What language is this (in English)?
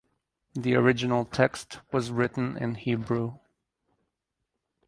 English